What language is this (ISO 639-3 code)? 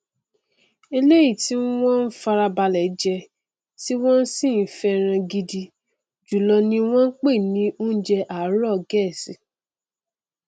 yor